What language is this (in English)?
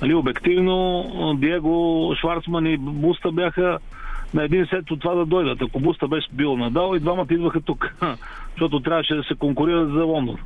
Bulgarian